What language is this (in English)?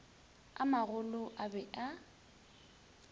Northern Sotho